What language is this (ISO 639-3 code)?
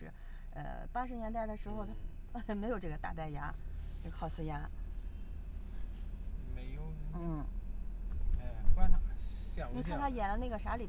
zho